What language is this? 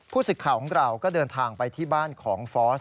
Thai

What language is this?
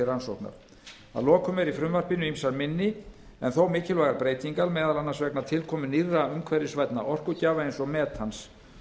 Icelandic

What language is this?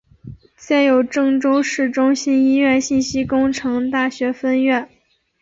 Chinese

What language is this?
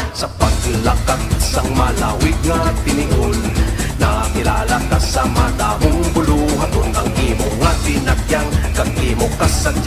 Indonesian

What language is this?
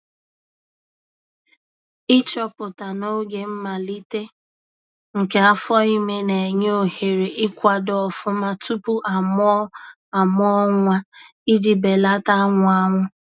Igbo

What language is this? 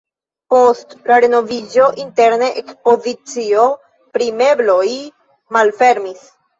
Esperanto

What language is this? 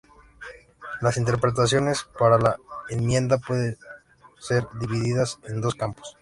Spanish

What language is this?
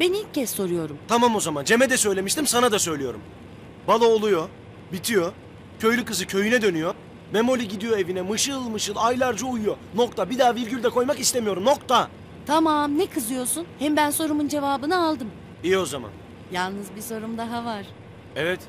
Turkish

